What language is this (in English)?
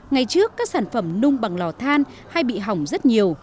Vietnamese